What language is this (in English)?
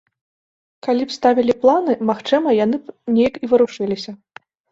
Belarusian